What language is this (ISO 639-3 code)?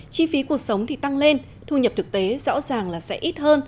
vie